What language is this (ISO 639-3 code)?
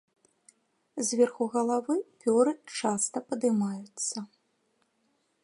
bel